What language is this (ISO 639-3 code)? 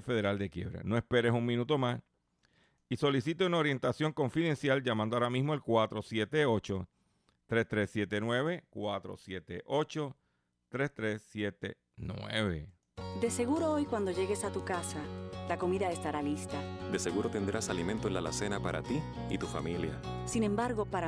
spa